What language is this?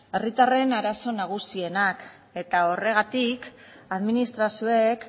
Basque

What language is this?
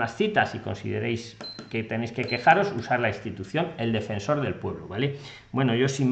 Spanish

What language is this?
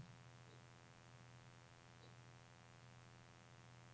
Norwegian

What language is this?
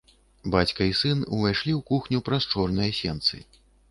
Belarusian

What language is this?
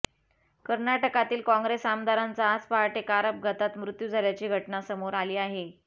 Marathi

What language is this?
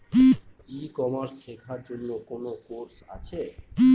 Bangla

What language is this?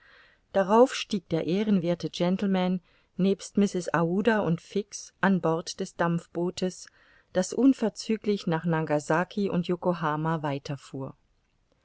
German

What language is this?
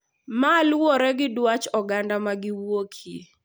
Luo (Kenya and Tanzania)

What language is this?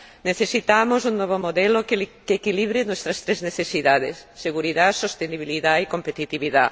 Spanish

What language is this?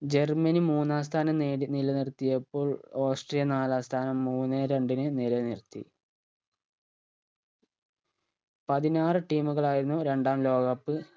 Malayalam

